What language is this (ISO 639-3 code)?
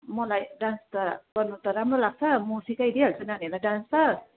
nep